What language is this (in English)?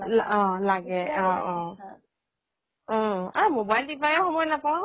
Assamese